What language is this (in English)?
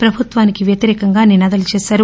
Telugu